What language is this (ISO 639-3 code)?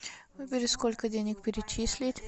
rus